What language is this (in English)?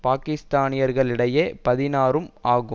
Tamil